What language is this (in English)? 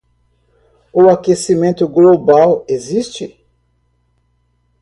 Portuguese